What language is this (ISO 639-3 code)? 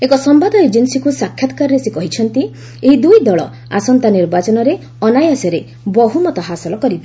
ori